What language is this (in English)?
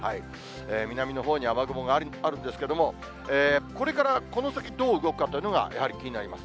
Japanese